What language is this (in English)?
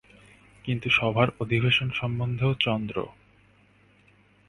Bangla